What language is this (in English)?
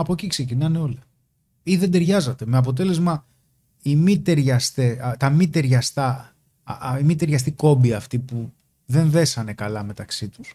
Greek